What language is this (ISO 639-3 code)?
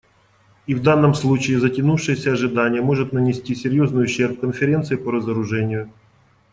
rus